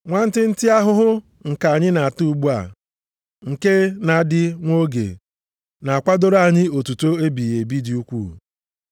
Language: Igbo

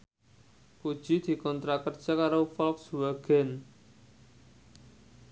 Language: Javanese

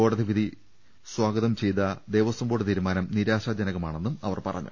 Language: Malayalam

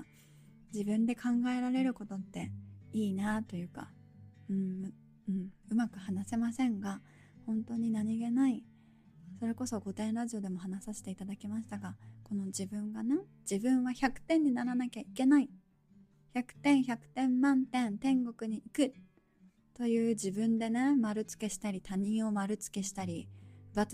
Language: Japanese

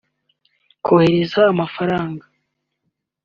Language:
Kinyarwanda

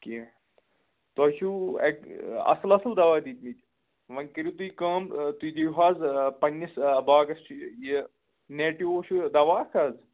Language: Kashmiri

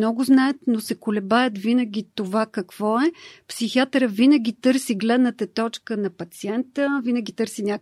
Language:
Bulgarian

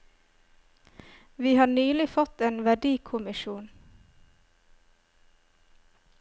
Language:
Norwegian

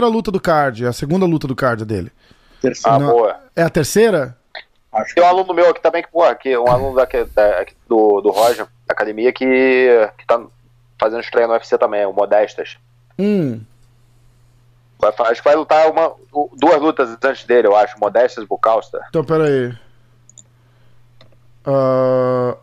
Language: Portuguese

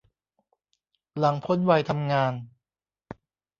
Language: Thai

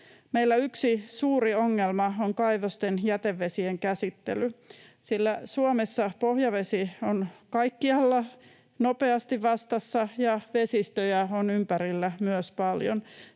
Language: Finnish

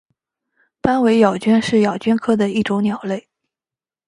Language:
Chinese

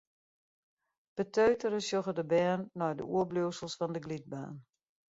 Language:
Western Frisian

